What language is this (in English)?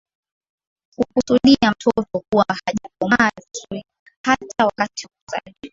Swahili